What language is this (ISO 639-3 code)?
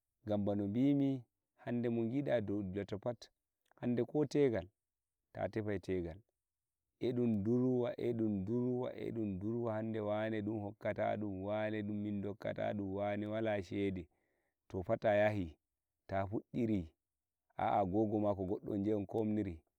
fuv